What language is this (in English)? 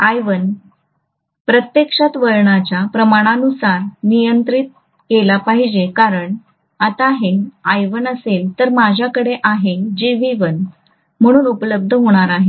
Marathi